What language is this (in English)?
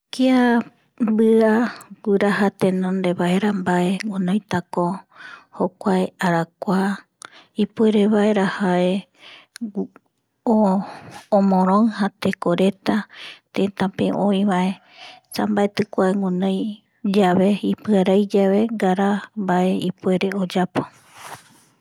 Eastern Bolivian Guaraní